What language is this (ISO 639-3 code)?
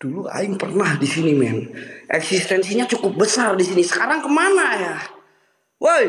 ind